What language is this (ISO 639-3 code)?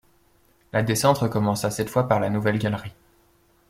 fra